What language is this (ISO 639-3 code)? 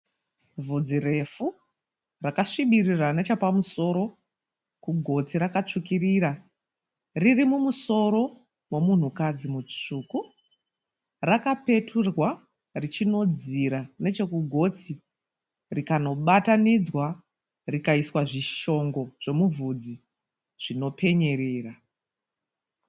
sna